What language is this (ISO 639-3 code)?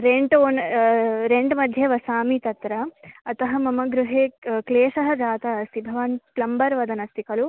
san